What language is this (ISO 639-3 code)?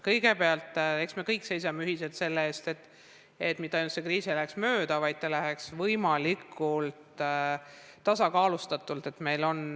est